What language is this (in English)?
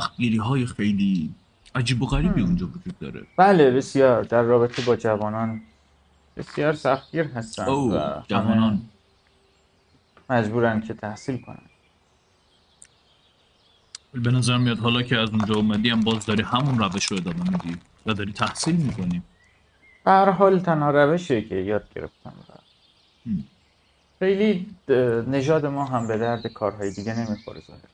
Persian